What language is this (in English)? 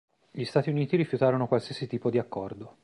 Italian